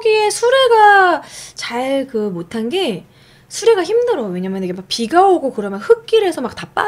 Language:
Korean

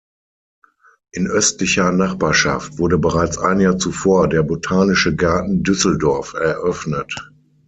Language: German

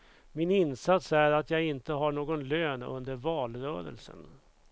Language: Swedish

